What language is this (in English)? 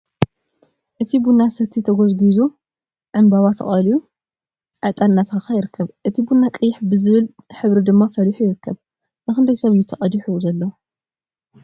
Tigrinya